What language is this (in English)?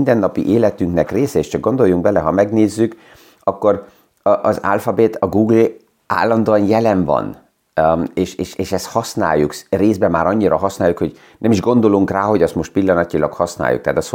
Hungarian